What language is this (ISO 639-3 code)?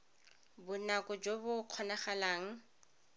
tsn